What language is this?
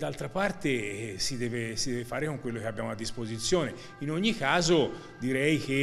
Italian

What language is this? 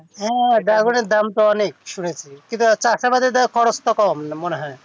Bangla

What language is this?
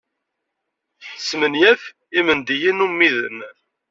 Kabyle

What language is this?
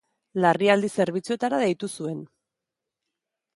Basque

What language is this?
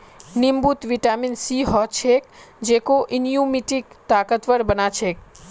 Magahi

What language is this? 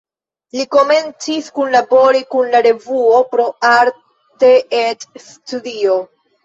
Esperanto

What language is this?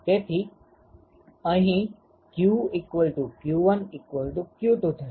Gujarati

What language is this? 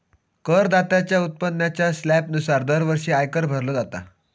Marathi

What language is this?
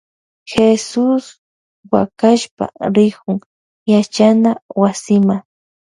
Loja Highland Quichua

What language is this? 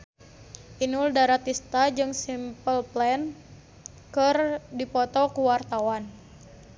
Sundanese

